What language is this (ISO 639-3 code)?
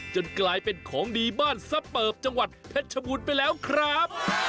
tha